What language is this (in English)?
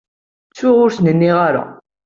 Kabyle